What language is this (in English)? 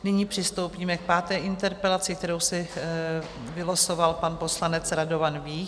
Czech